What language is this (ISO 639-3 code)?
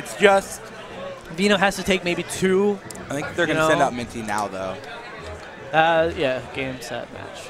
eng